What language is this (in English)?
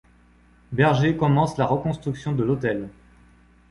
French